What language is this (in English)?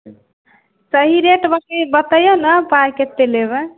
Maithili